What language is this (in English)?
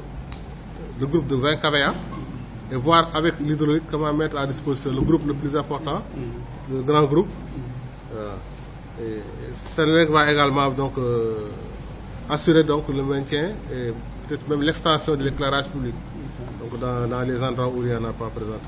French